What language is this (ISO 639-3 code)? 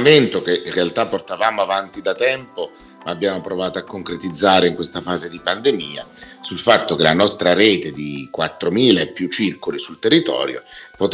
ita